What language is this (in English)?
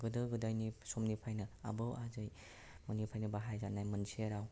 Bodo